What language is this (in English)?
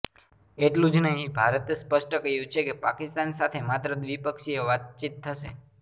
Gujarati